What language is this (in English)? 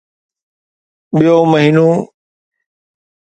Sindhi